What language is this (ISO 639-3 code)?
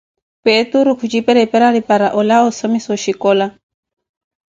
eko